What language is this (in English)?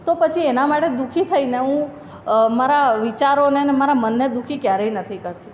Gujarati